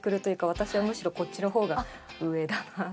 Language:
Japanese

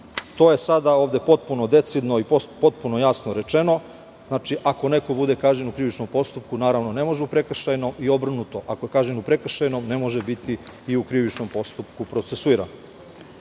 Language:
Serbian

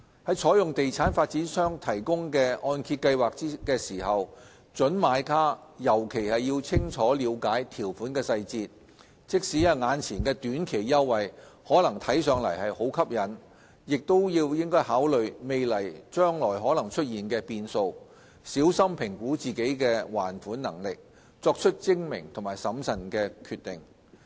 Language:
Cantonese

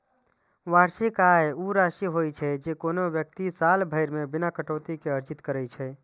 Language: Maithili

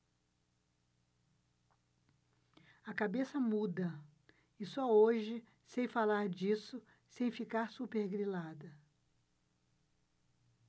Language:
Portuguese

